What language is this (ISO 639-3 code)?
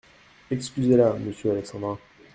fra